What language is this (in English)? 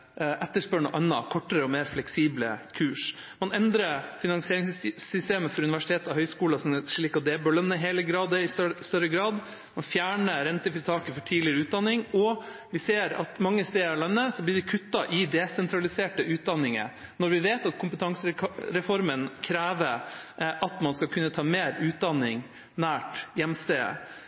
Norwegian Bokmål